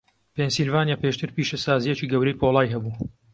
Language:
Central Kurdish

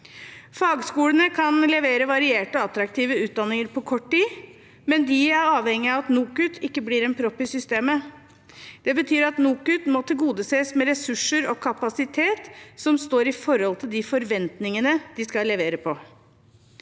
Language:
Norwegian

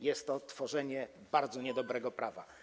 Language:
Polish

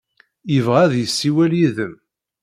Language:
Kabyle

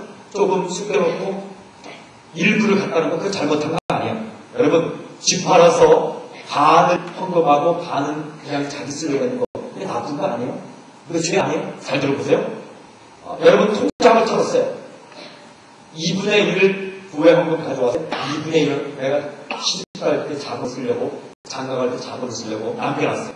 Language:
Korean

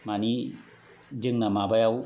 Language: Bodo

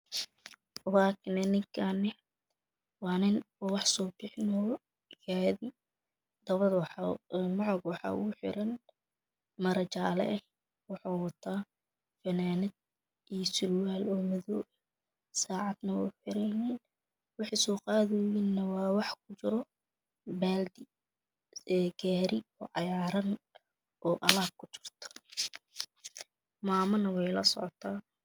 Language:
Somali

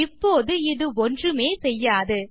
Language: Tamil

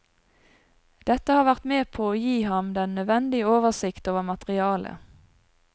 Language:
Norwegian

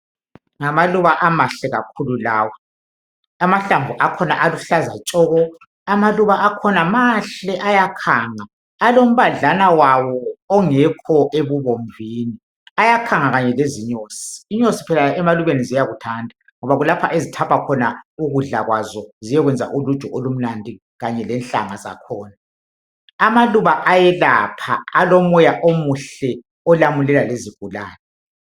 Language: North Ndebele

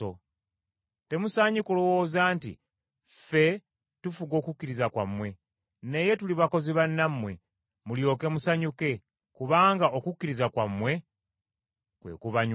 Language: Ganda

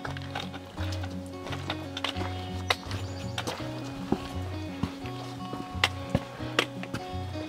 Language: French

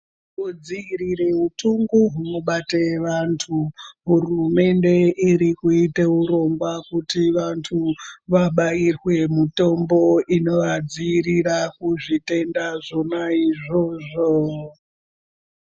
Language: Ndau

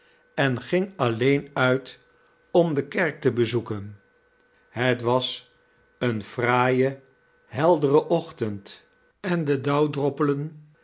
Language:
Dutch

